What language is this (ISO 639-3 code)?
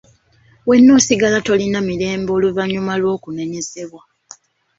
lug